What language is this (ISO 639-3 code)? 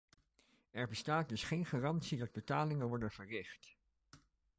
nld